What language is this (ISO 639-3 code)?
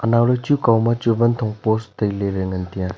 nnp